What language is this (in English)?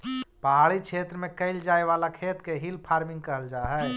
Magahi